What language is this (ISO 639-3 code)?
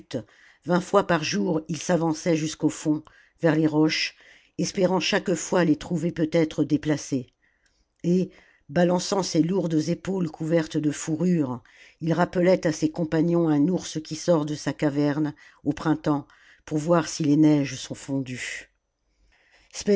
fra